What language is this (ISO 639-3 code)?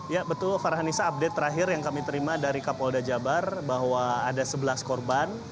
ind